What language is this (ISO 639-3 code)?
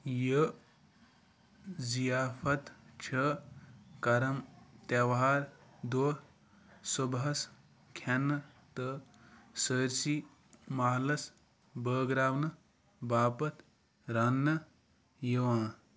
kas